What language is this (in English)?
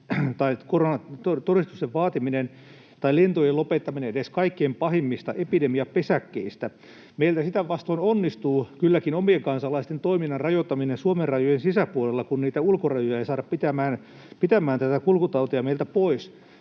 Finnish